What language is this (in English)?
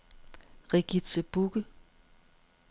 Danish